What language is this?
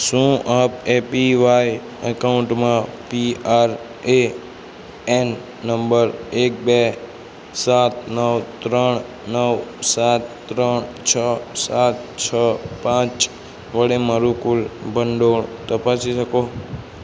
Gujarati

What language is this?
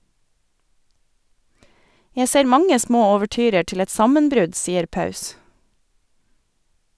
Norwegian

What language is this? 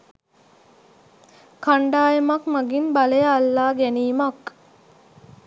Sinhala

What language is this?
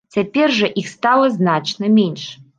Belarusian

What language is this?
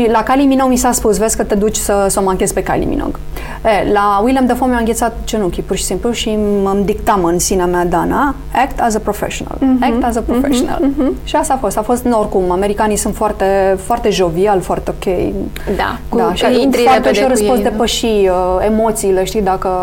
Romanian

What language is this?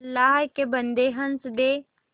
Hindi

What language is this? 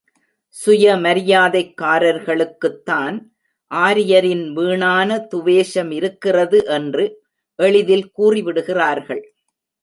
Tamil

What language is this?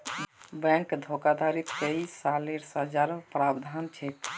Magahi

